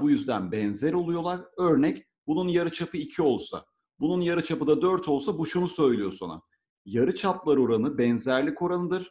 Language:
Turkish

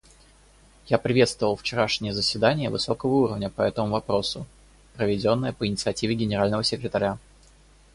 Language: Russian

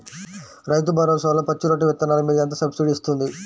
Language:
Telugu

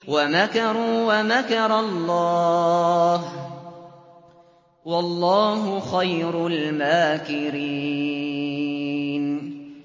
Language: Arabic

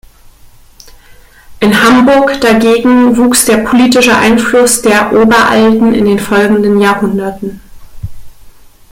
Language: German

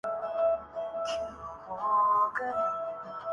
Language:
Urdu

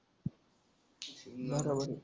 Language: Marathi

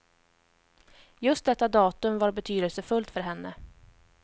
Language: Swedish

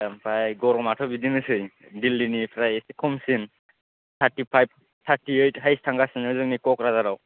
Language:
Bodo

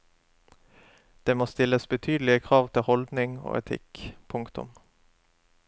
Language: Norwegian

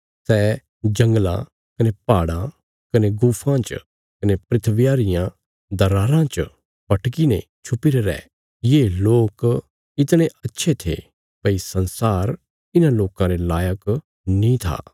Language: Bilaspuri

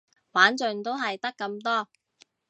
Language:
Cantonese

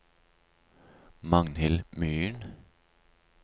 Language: Norwegian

